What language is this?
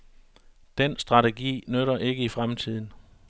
Danish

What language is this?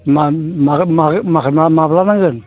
Bodo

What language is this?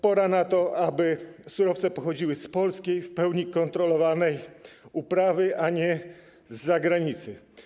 Polish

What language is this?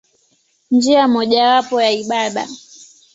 Swahili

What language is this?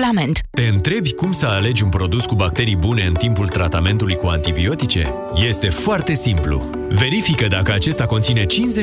Romanian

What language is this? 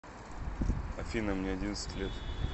Russian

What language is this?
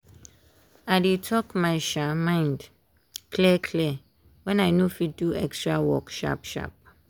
Nigerian Pidgin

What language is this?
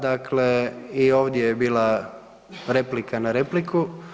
Croatian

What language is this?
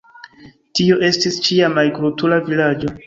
Esperanto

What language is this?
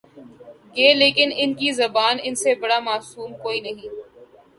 Urdu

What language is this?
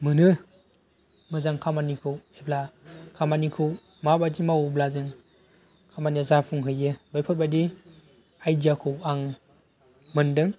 Bodo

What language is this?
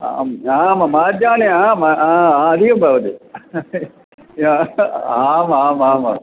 Sanskrit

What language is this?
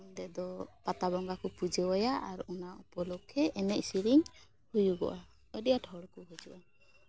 Santali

